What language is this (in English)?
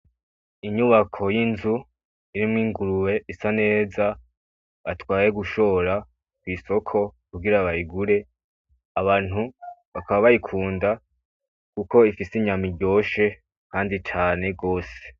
Rundi